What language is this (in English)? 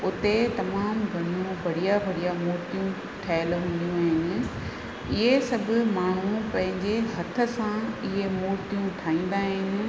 Sindhi